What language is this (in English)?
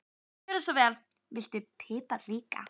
Icelandic